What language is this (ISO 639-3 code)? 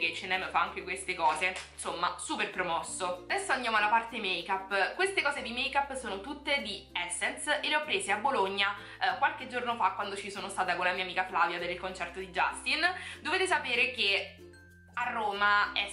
ita